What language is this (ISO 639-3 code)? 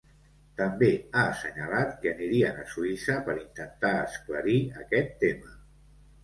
cat